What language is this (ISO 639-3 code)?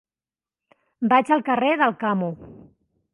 cat